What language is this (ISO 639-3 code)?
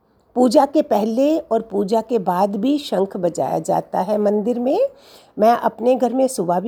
hin